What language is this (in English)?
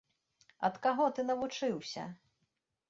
Belarusian